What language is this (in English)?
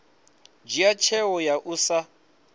Venda